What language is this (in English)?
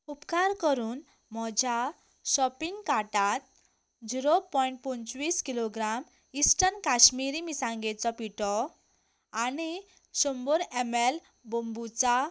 Konkani